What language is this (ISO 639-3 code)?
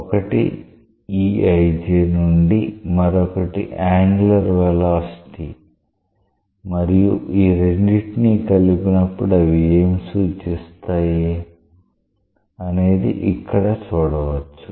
tel